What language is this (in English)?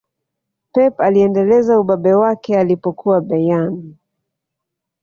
Swahili